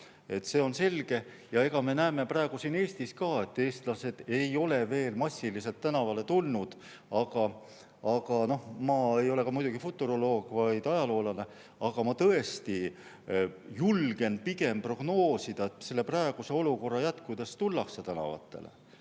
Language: Estonian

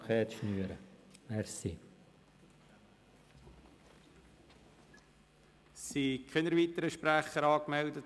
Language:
Swiss German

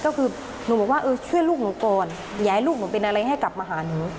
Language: Thai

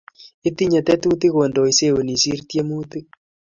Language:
Kalenjin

